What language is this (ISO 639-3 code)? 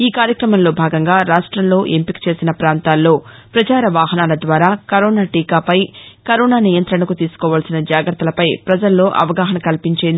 tel